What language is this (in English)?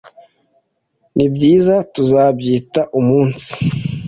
Kinyarwanda